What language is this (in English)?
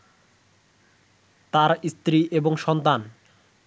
Bangla